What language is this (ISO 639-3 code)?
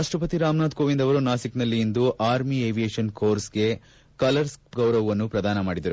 kan